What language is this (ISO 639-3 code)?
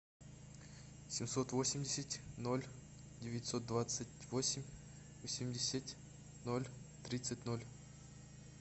rus